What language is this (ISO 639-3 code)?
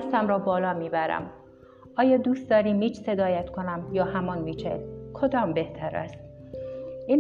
fas